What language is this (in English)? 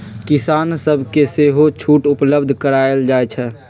Magahi